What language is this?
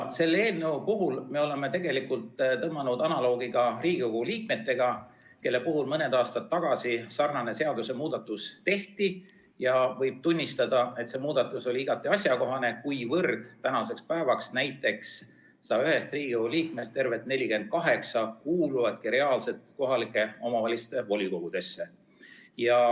Estonian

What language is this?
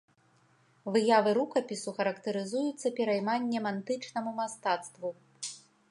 Belarusian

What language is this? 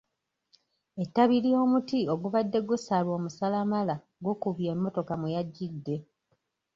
Ganda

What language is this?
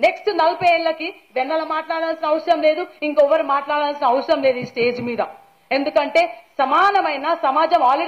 Hindi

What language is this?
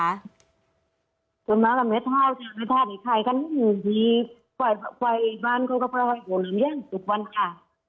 Thai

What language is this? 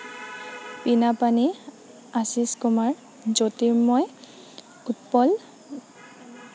Assamese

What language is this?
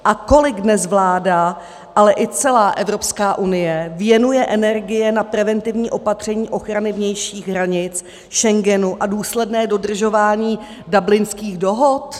Czech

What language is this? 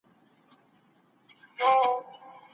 Pashto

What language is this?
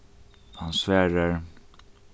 Faroese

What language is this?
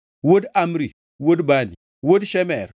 Luo (Kenya and Tanzania)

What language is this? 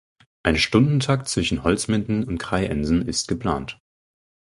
German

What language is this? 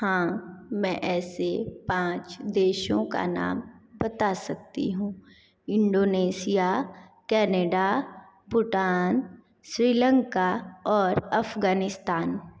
Hindi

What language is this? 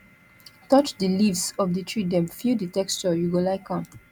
Nigerian Pidgin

